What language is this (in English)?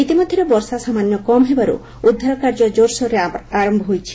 Odia